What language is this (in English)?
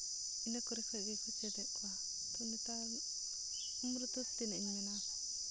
Santali